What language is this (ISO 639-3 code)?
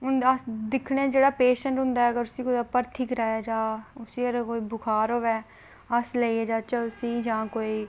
doi